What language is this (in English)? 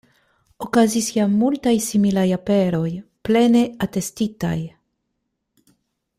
Esperanto